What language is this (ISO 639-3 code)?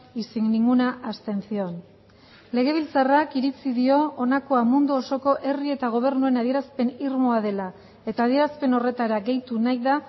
eus